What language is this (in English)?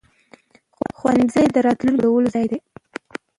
Pashto